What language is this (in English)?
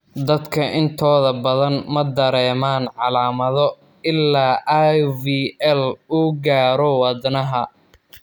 Somali